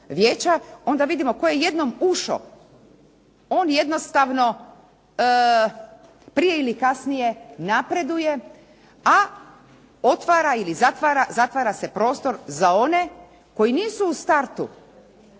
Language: Croatian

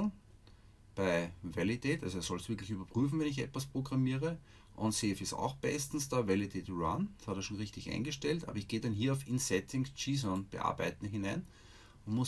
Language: German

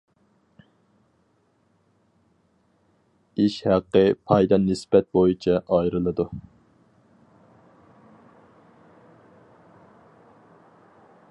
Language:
Uyghur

